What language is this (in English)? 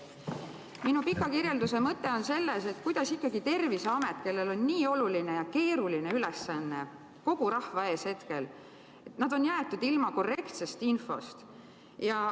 Estonian